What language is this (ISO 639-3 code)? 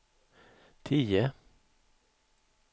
swe